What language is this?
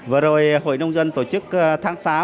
Vietnamese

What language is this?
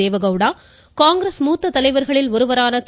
Tamil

